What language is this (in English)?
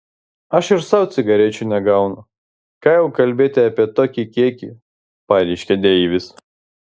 Lithuanian